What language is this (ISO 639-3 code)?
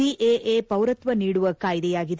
kan